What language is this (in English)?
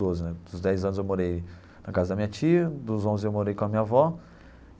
Portuguese